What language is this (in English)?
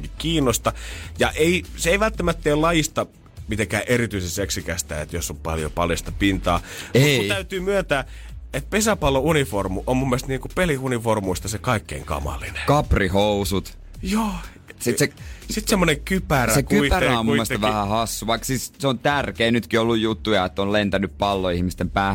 Finnish